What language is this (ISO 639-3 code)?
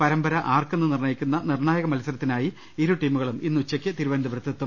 mal